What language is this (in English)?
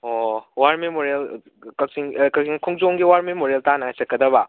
Manipuri